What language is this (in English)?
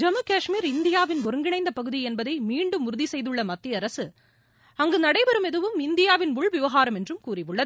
Tamil